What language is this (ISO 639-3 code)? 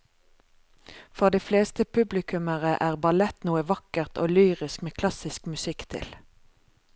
nor